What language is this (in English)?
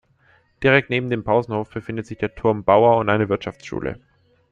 German